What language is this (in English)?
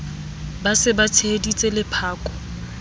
Southern Sotho